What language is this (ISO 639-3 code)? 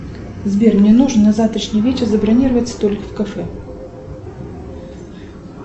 rus